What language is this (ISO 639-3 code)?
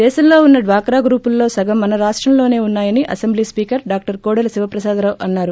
tel